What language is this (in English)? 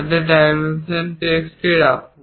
Bangla